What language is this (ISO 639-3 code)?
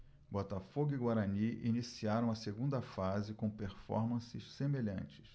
por